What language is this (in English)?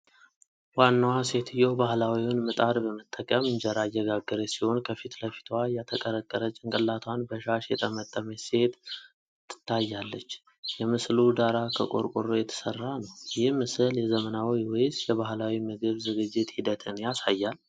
Amharic